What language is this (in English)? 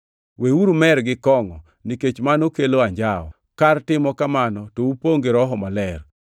Luo (Kenya and Tanzania)